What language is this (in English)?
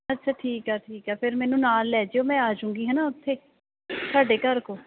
Punjabi